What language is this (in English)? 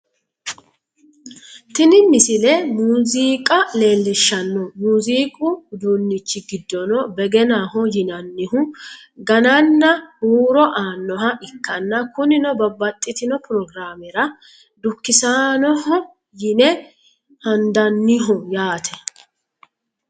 Sidamo